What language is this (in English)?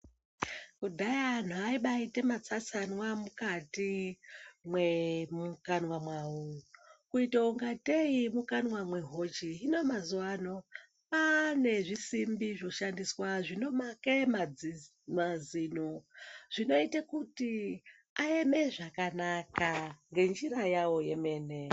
Ndau